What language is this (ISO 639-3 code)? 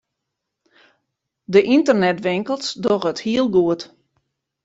fry